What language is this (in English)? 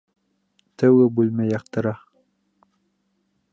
Bashkir